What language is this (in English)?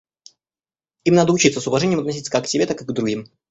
Russian